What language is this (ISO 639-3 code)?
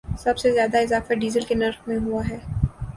urd